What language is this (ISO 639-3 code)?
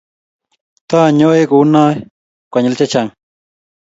kln